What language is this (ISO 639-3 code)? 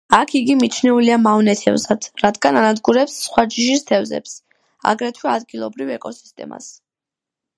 kat